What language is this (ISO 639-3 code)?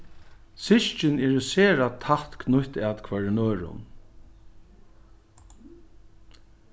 fao